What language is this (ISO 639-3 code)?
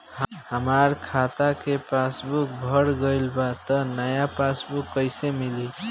bho